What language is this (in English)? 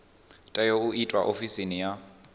Venda